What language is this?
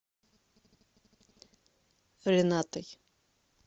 Russian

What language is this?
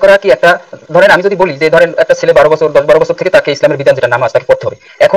Indonesian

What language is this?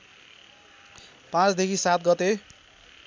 Nepali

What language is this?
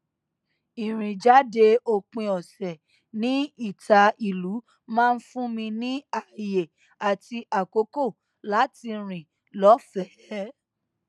Yoruba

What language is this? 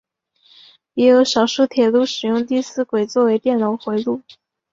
Chinese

